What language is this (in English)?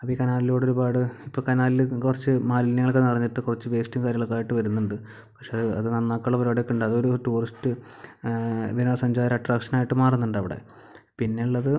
Malayalam